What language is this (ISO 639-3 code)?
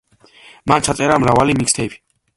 kat